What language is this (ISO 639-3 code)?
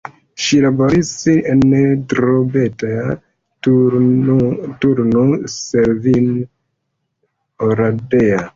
epo